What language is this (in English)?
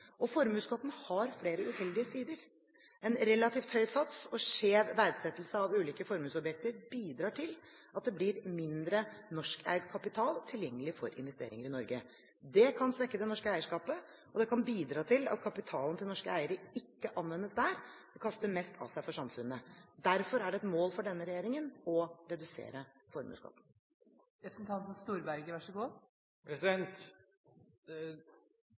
Norwegian Bokmål